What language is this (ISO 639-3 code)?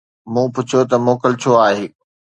snd